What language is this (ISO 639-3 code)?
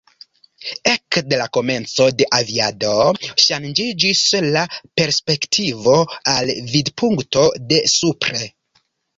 epo